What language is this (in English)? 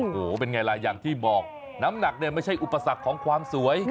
Thai